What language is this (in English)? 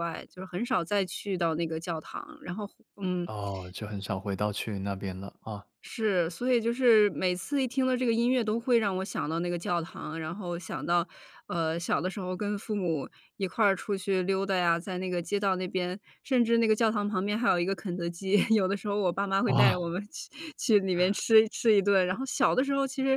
Chinese